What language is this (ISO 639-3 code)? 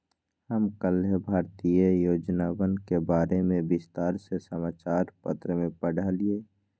mag